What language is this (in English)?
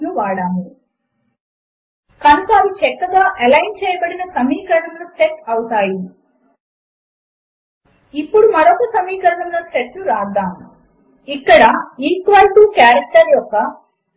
Telugu